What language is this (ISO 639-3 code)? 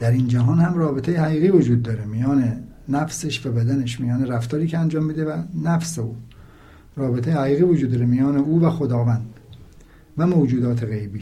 fas